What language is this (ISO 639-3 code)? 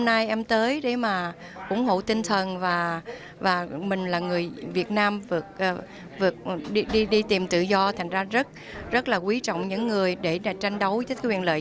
vie